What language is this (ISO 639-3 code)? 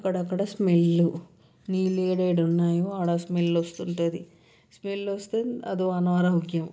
tel